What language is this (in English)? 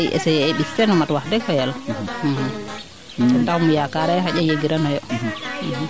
Serer